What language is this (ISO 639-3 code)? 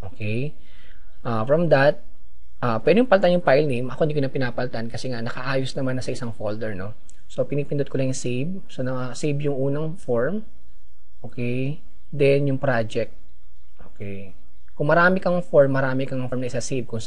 fil